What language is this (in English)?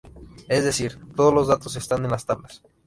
Spanish